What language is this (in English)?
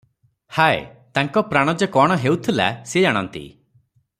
Odia